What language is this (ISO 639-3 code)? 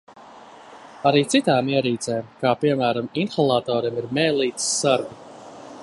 lav